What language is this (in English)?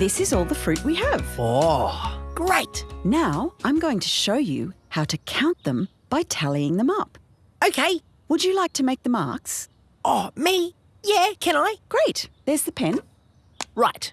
English